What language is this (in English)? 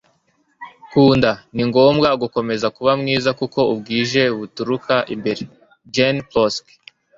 Kinyarwanda